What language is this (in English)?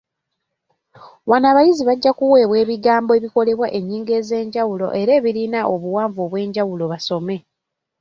Ganda